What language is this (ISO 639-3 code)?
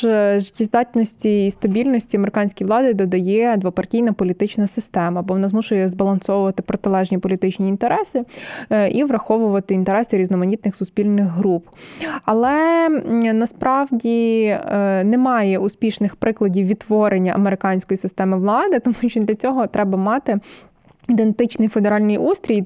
ukr